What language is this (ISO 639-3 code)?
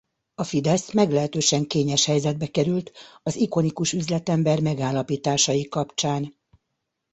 hun